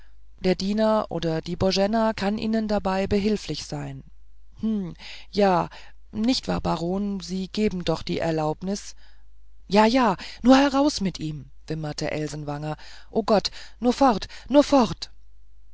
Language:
German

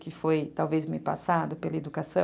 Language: Portuguese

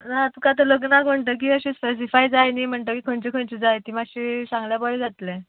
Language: Konkani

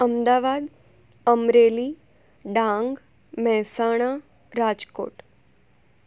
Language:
Gujarati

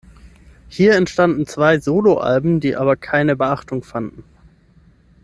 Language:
German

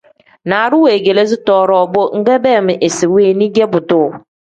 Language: Tem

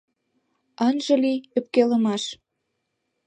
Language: Mari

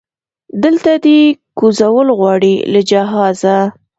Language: Pashto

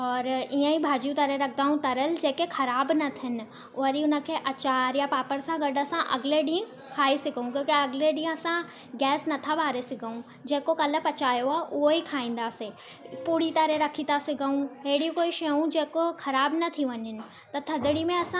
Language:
Sindhi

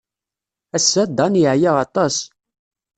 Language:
Kabyle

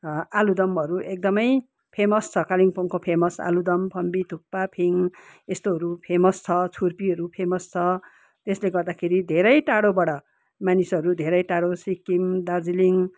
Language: Nepali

